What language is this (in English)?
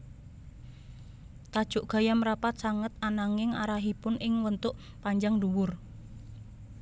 Javanese